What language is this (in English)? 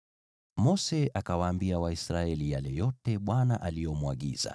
Swahili